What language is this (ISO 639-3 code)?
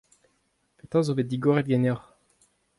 bre